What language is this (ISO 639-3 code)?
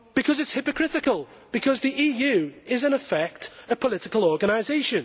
eng